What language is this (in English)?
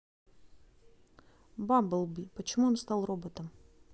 Russian